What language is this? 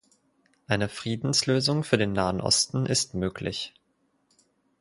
German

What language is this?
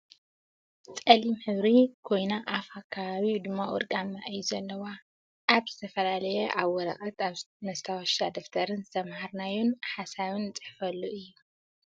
Tigrinya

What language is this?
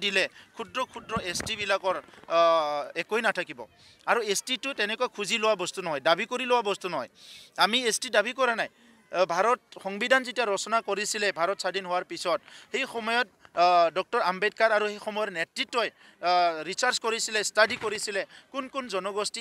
English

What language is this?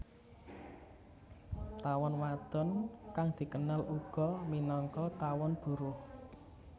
Javanese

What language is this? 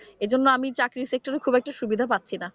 Bangla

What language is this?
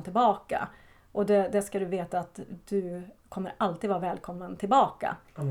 Swedish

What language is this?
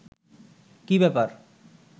Bangla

